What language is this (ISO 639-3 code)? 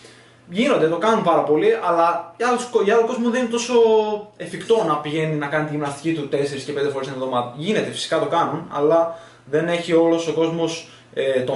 ell